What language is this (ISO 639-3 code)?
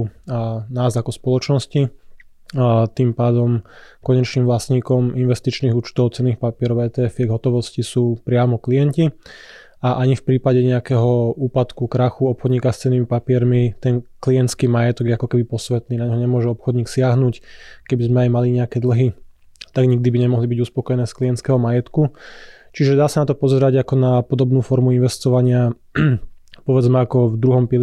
slk